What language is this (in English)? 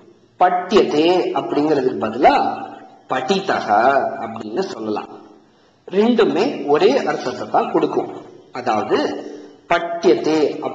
Tamil